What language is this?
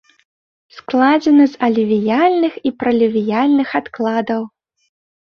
Belarusian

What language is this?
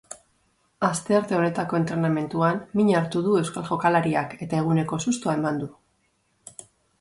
Basque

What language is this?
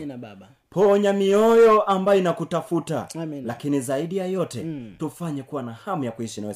Swahili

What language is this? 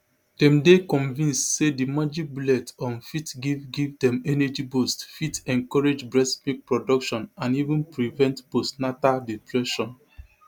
Nigerian Pidgin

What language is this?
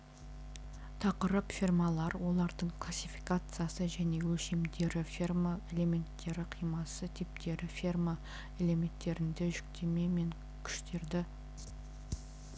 Kazakh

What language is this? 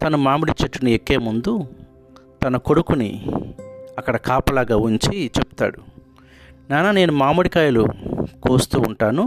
Telugu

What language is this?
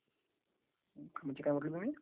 Marathi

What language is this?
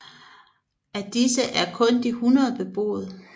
Danish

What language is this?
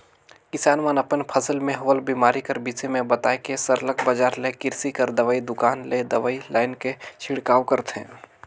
Chhattisgarhi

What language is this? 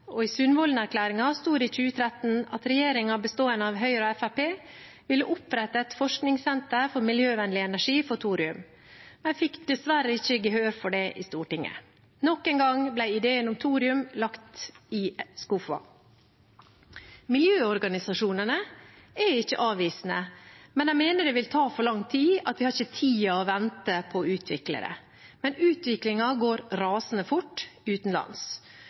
Norwegian Bokmål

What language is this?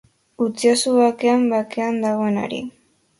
Basque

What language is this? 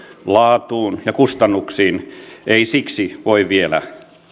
Finnish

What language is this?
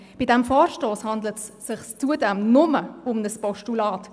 Swiss German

